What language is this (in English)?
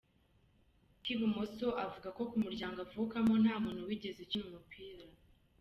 Kinyarwanda